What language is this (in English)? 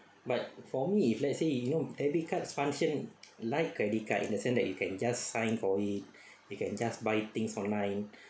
English